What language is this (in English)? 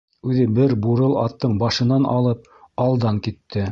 Bashkir